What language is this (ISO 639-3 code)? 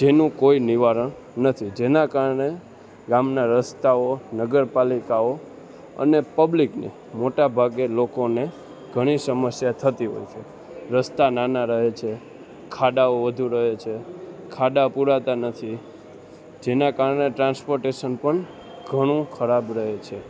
guj